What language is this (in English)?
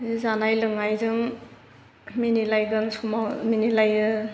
Bodo